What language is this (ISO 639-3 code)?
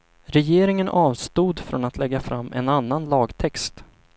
swe